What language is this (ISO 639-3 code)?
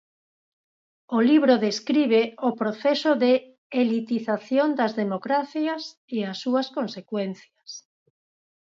glg